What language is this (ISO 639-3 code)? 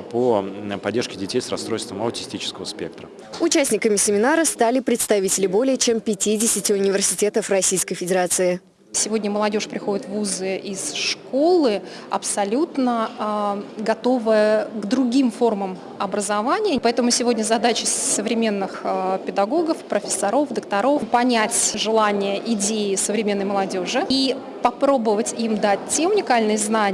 rus